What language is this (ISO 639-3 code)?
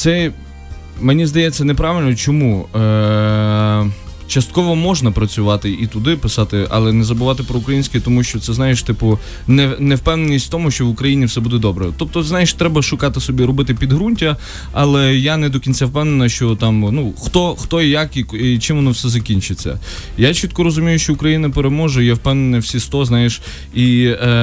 ukr